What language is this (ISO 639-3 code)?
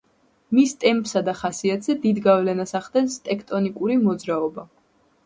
kat